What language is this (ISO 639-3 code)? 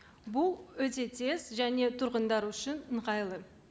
kaz